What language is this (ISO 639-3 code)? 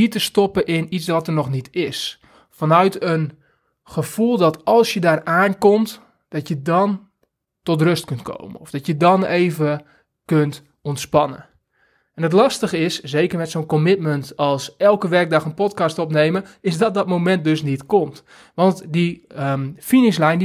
nld